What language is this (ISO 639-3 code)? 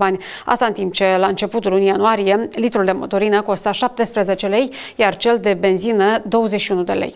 ron